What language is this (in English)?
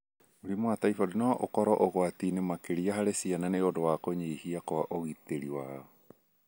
Kikuyu